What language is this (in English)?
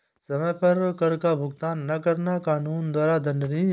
Hindi